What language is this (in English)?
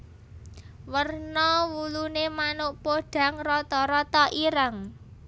Javanese